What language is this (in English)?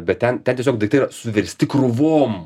Lithuanian